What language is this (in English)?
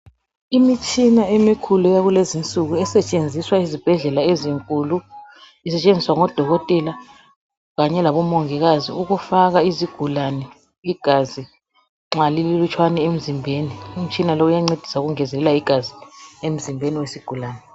North Ndebele